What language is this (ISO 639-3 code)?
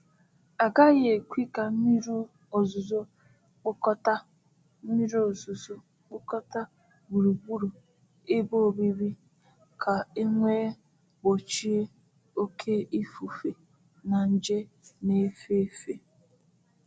ibo